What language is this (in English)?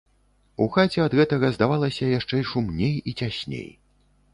Belarusian